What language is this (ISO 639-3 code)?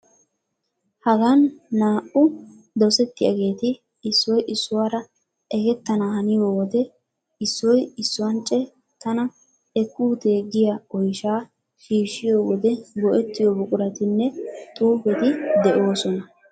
wal